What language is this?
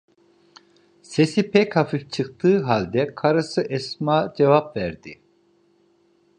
Turkish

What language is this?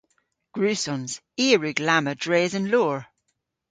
Cornish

